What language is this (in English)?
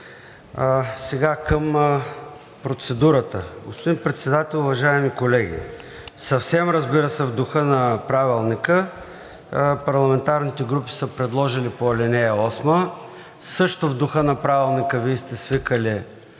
Bulgarian